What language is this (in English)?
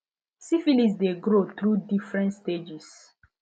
Nigerian Pidgin